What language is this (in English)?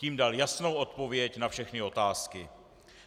Czech